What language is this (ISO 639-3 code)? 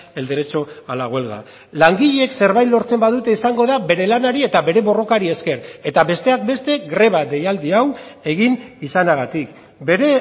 eus